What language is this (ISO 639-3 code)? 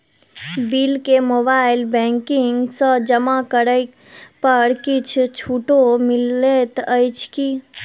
mai